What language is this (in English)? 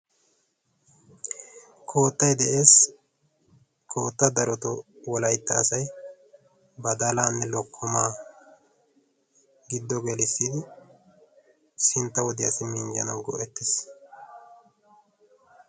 Wolaytta